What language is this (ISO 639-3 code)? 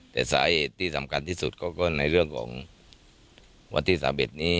tha